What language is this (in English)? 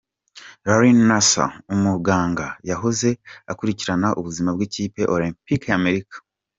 Kinyarwanda